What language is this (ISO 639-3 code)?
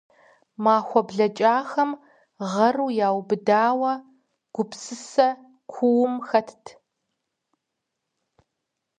kbd